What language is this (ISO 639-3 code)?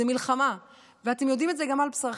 heb